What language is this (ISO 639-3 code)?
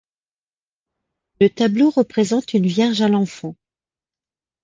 fra